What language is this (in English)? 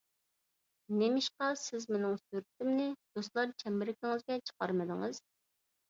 Uyghur